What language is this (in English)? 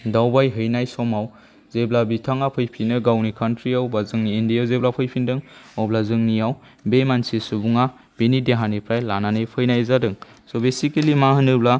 Bodo